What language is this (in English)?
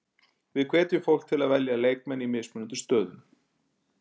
Icelandic